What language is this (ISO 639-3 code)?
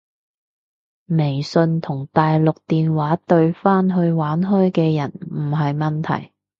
yue